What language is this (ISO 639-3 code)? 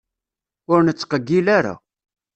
kab